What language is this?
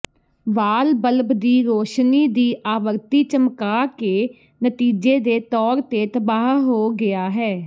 Punjabi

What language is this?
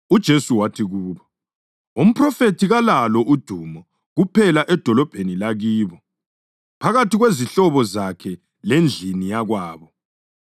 North Ndebele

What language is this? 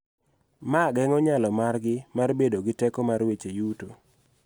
Luo (Kenya and Tanzania)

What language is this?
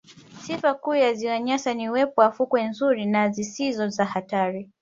Swahili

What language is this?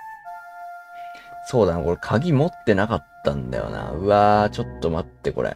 Japanese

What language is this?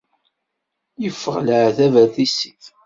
Kabyle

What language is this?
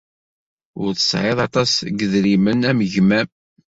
Kabyle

